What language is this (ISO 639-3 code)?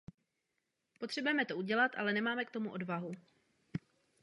ces